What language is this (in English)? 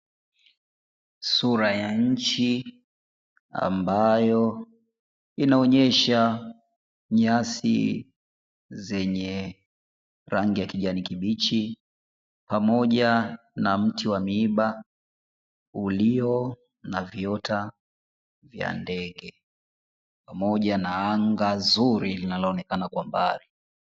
Swahili